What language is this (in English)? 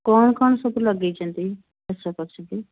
Odia